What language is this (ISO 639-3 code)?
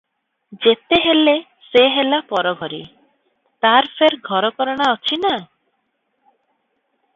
ori